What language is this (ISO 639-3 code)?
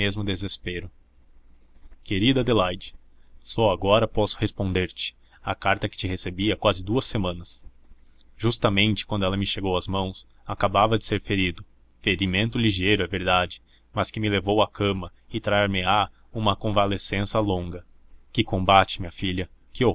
por